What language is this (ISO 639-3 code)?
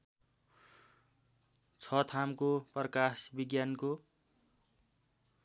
nep